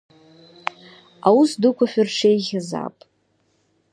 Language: Abkhazian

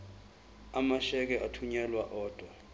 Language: Zulu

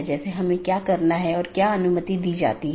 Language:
Hindi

